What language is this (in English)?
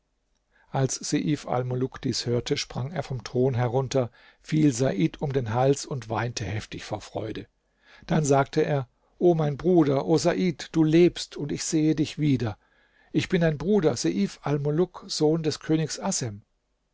German